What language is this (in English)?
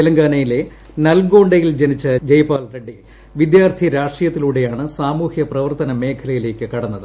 Malayalam